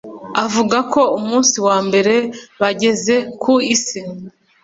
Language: Kinyarwanda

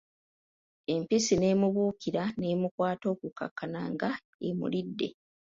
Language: Ganda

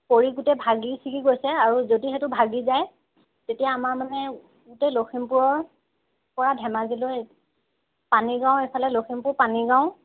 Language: Assamese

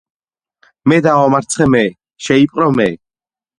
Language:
Georgian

